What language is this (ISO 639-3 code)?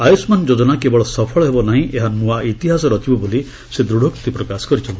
ori